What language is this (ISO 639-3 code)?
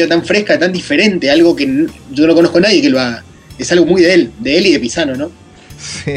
spa